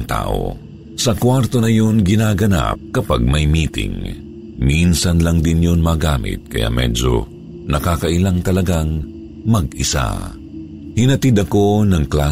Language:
Filipino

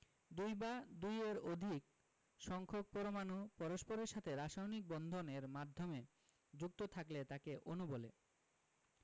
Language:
Bangla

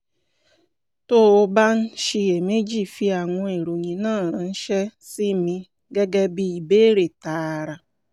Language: Yoruba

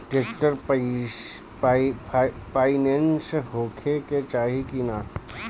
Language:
Bhojpuri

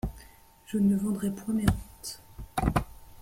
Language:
French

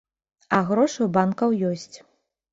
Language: Belarusian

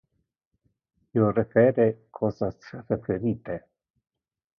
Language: Interlingua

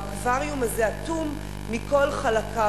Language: Hebrew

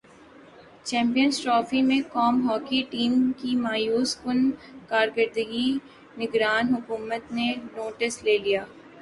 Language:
Urdu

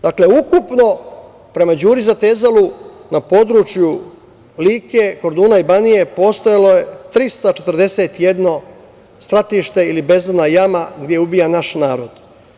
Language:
Serbian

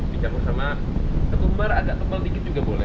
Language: Indonesian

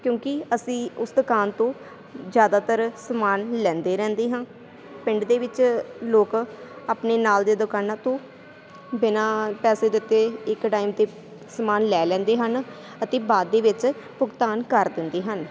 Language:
Punjabi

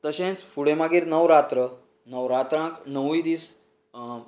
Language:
Konkani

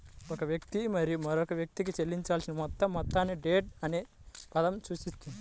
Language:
Telugu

